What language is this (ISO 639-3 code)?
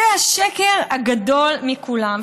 heb